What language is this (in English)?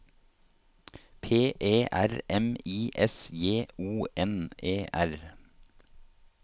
Norwegian